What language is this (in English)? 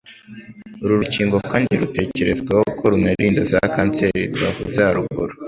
Kinyarwanda